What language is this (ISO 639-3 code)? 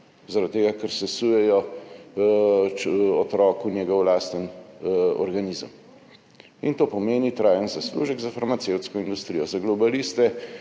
slv